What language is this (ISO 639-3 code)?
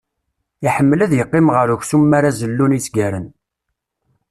kab